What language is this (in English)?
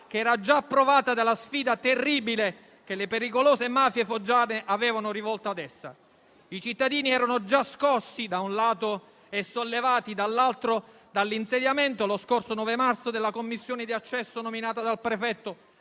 Italian